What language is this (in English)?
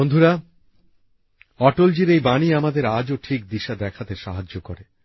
Bangla